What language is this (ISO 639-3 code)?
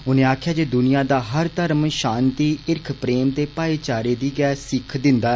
doi